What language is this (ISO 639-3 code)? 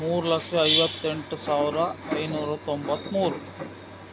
kan